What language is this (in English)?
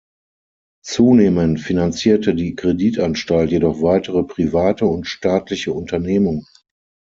German